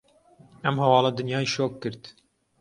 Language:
Central Kurdish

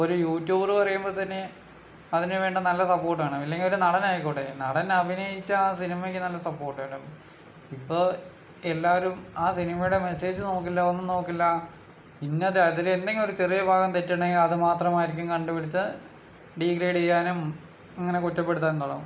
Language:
Malayalam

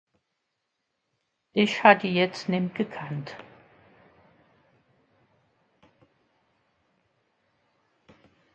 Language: Swiss German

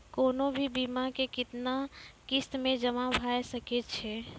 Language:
Maithili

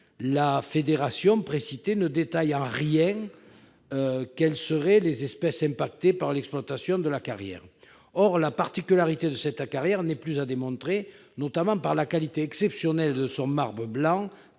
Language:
French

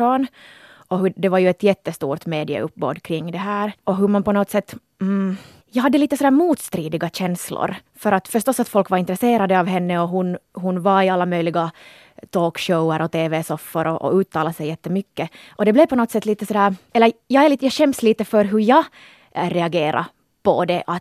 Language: Swedish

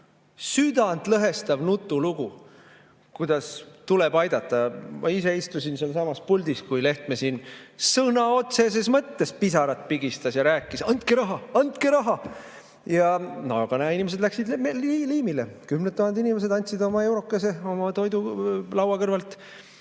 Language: Estonian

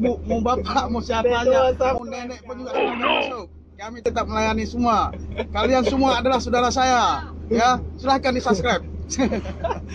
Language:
Indonesian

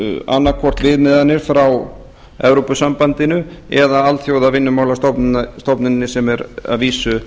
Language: Icelandic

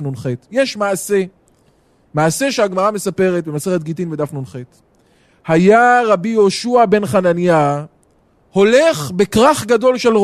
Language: Hebrew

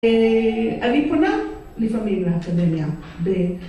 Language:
Hebrew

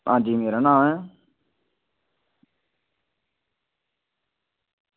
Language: Dogri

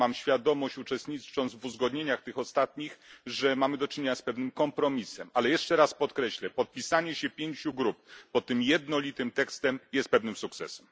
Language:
Polish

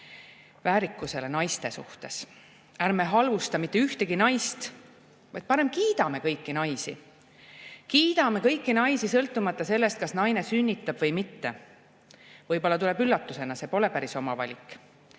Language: Estonian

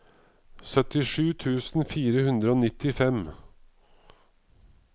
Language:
Norwegian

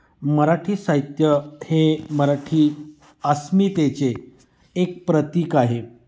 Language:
Marathi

